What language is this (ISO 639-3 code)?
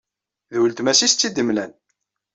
kab